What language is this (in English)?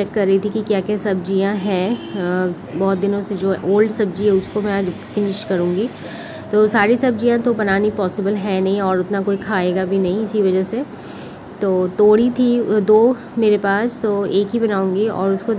Hindi